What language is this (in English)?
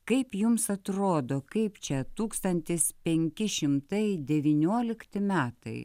Lithuanian